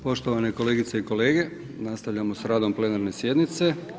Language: Croatian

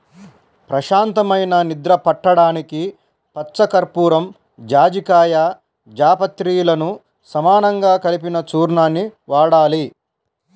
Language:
Telugu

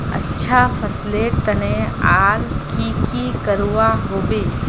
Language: Magahi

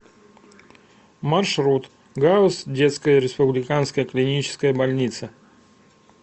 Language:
Russian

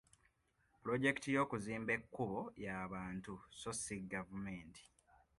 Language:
Ganda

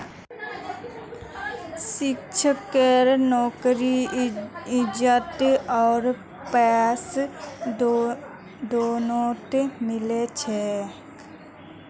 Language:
Magahi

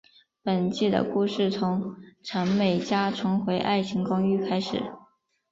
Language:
Chinese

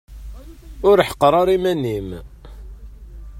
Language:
Kabyle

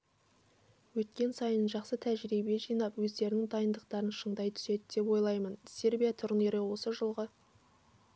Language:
Kazakh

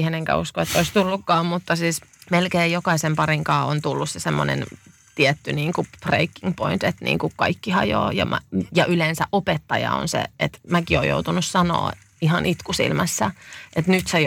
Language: Finnish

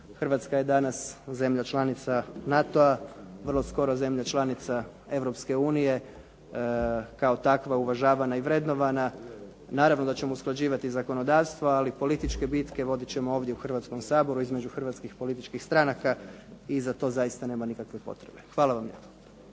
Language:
Croatian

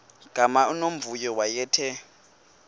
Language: Xhosa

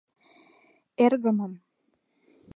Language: Mari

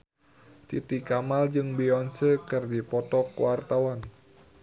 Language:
Sundanese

